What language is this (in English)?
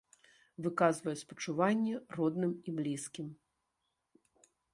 Belarusian